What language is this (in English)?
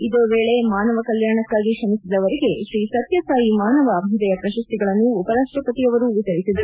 Kannada